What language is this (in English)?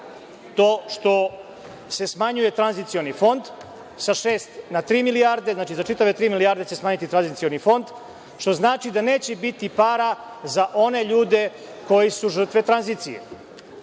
Serbian